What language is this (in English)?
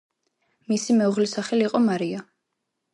Georgian